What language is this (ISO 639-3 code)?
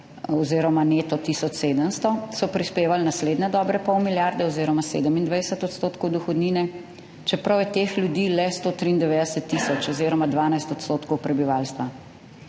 slv